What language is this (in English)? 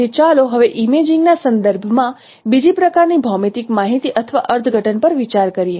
Gujarati